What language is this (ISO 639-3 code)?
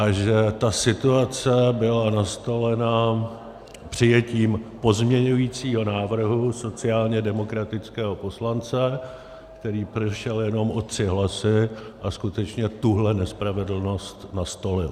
ces